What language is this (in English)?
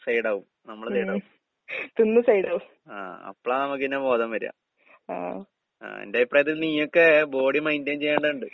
Malayalam